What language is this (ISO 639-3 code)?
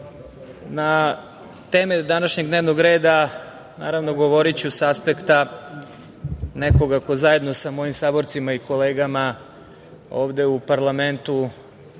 srp